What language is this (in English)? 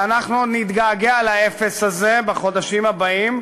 Hebrew